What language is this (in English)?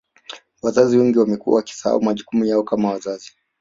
Swahili